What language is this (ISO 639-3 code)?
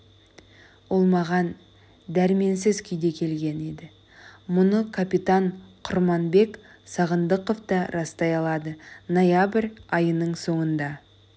kaz